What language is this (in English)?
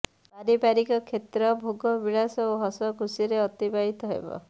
Odia